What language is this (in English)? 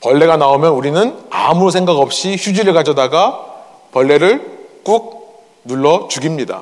Korean